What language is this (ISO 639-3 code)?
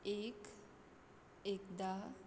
kok